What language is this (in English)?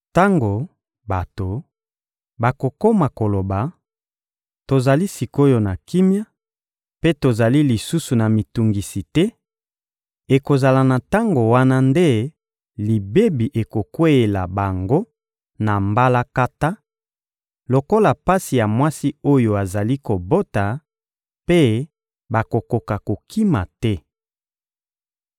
Lingala